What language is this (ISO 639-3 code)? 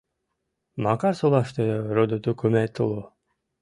chm